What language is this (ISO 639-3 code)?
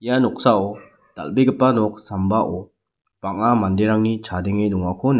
grt